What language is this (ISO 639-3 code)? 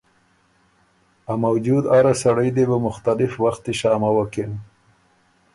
oru